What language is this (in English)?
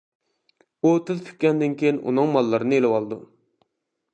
Uyghur